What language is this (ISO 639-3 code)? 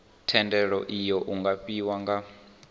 ven